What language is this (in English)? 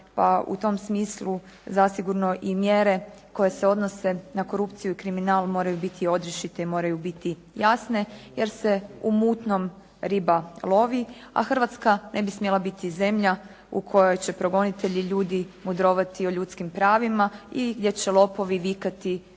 Croatian